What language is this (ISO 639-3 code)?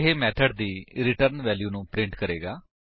pan